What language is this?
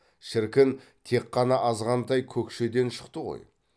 Kazakh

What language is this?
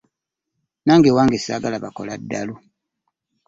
Ganda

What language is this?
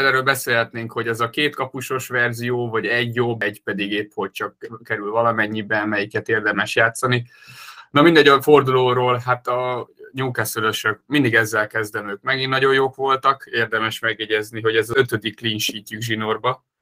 Hungarian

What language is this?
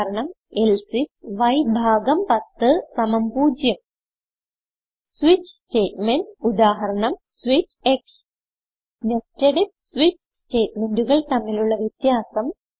Malayalam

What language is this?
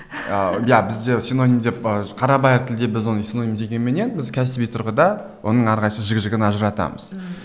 Kazakh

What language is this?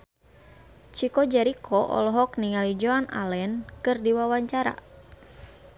Sundanese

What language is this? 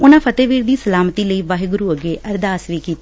Punjabi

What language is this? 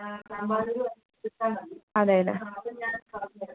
Malayalam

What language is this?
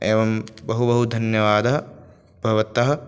Sanskrit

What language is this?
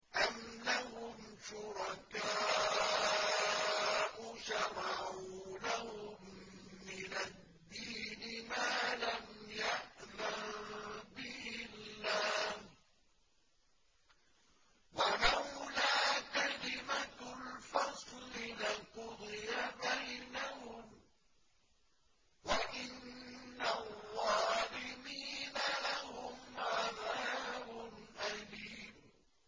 Arabic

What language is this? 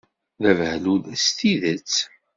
Kabyle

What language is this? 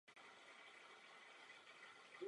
Czech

